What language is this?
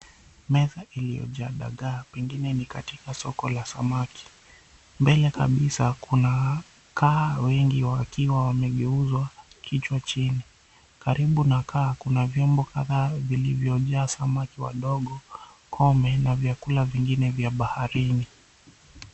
Swahili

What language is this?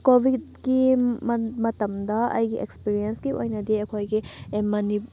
Manipuri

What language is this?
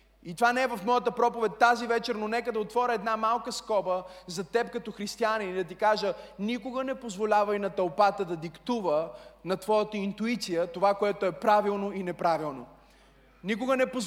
Bulgarian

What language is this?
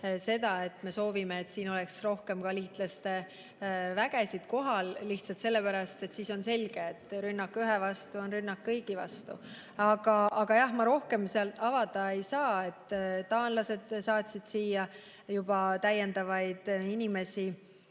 Estonian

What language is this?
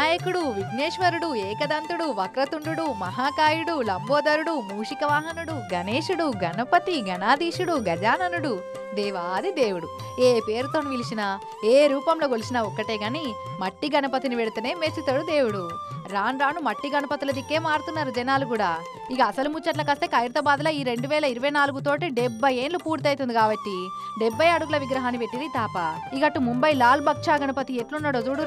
Telugu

